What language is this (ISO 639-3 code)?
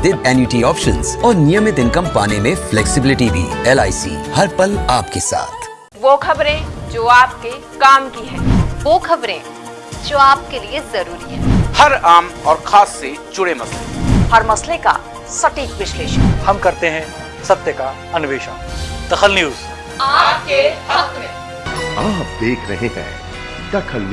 hin